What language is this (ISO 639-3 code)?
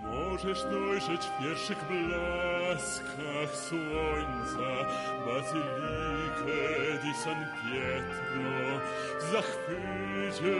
slk